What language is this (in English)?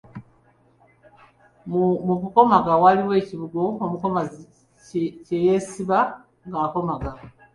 Ganda